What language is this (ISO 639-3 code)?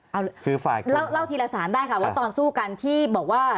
tha